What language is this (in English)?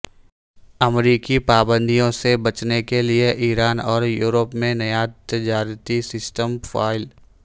Urdu